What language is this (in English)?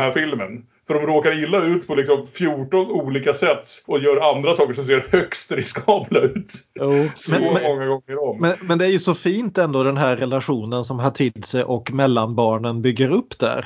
Swedish